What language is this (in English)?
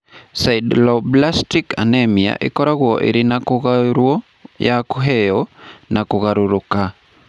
Kikuyu